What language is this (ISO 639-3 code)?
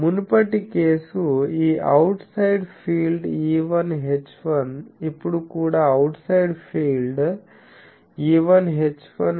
tel